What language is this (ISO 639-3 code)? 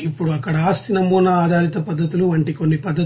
tel